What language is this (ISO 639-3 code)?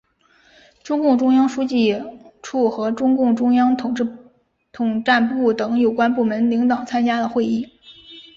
zho